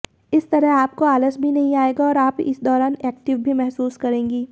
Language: Hindi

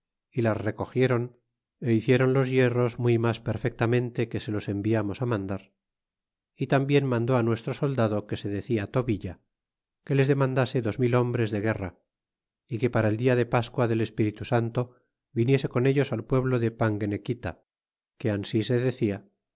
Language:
Spanish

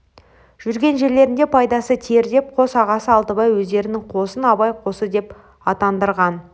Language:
Kazakh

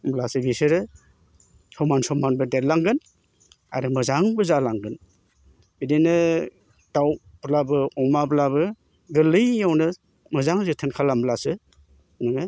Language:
Bodo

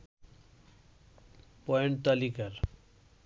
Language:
Bangla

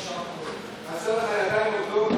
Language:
Hebrew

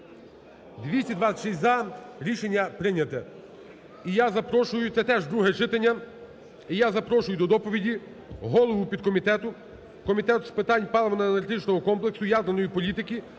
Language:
Ukrainian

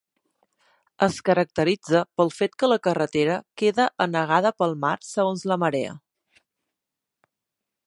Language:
Catalan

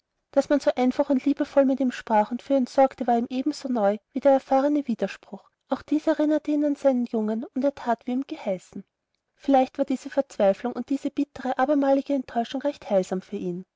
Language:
German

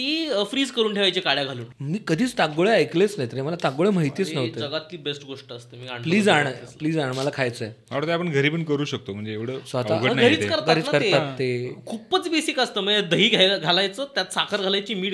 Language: Marathi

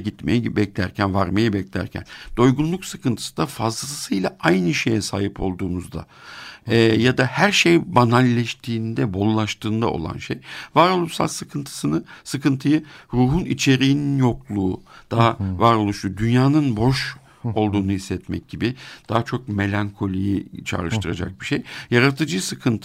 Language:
Turkish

